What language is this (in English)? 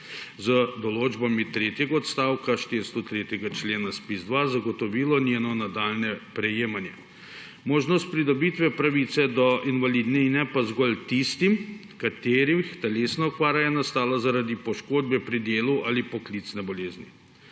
Slovenian